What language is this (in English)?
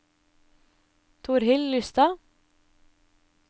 Norwegian